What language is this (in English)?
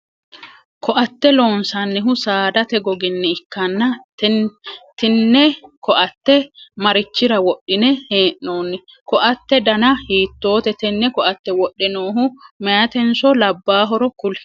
Sidamo